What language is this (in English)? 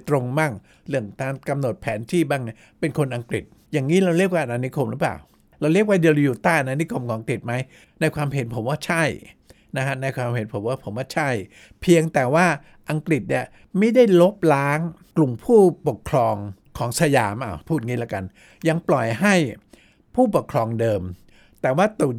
Thai